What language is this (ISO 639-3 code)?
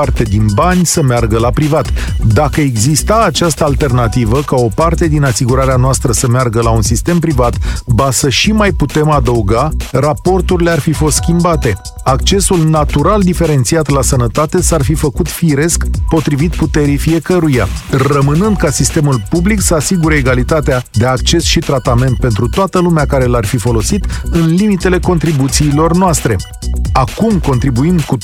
ron